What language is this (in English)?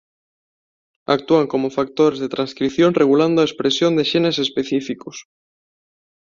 Galician